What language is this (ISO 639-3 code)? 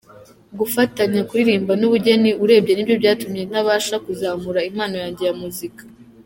kin